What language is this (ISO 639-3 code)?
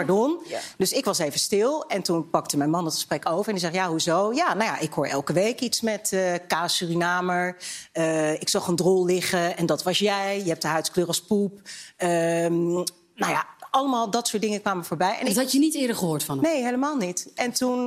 nld